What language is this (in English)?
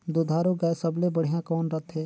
Chhattisgarhi